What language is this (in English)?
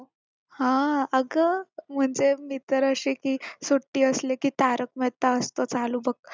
Marathi